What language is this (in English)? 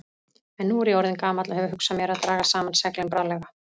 Icelandic